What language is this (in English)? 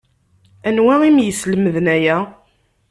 Kabyle